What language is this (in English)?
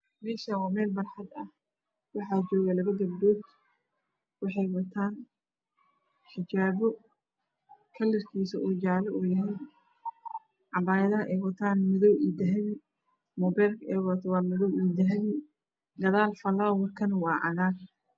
Somali